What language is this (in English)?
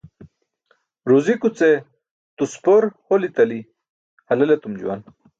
Burushaski